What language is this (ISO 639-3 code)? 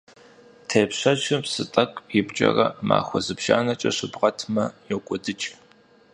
kbd